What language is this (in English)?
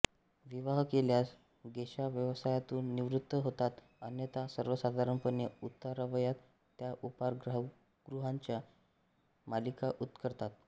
Marathi